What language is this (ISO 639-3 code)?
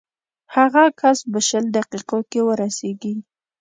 pus